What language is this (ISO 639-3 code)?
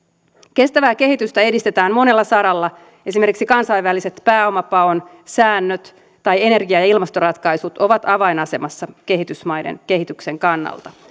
fin